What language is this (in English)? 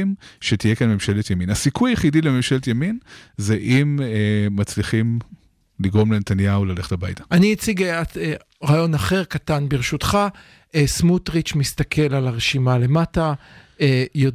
Hebrew